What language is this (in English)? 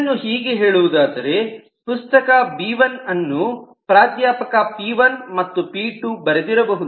Kannada